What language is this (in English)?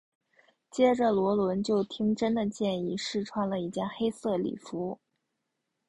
Chinese